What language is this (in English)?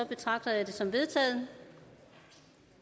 Danish